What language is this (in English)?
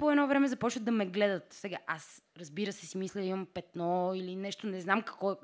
Bulgarian